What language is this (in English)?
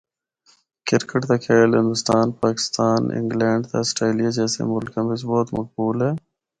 Northern Hindko